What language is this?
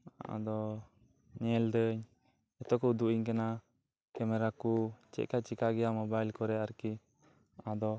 Santali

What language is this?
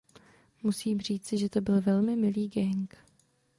Czech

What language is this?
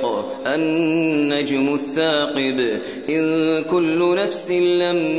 Arabic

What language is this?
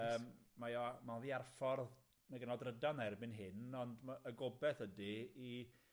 Welsh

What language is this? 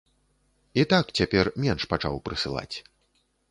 Belarusian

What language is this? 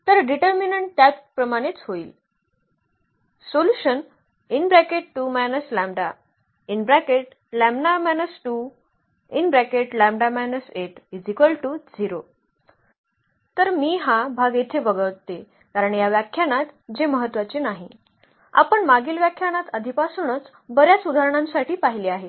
Marathi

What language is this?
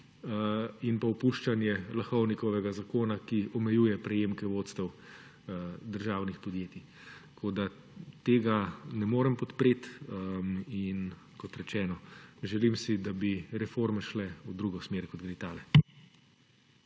Slovenian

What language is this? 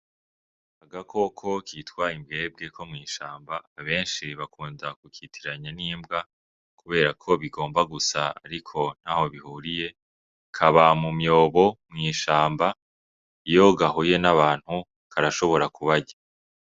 Rundi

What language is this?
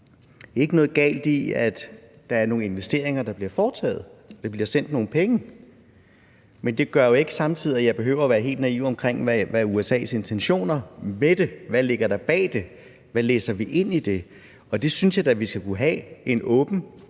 Danish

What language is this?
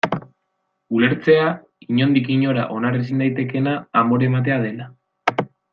Basque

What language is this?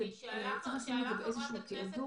Hebrew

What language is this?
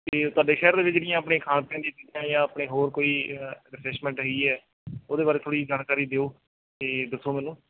Punjabi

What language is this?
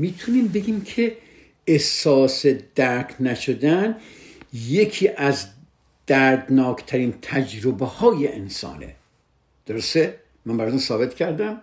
Persian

